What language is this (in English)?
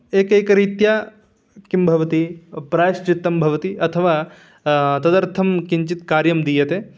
Sanskrit